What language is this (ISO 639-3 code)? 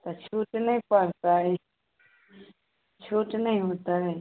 mai